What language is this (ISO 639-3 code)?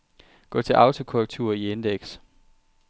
dan